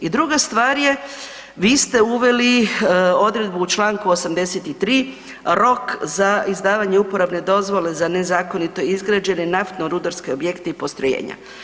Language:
Croatian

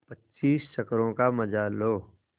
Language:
Hindi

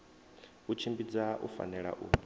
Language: Venda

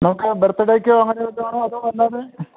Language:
Malayalam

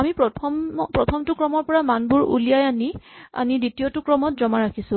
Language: Assamese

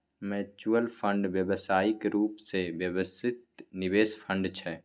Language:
Maithili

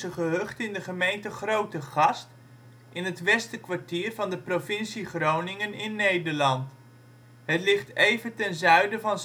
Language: Dutch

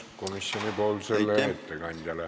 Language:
Estonian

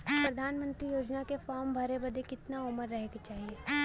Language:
Bhojpuri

